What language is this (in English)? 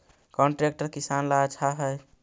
Magahi